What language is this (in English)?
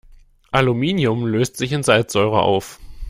German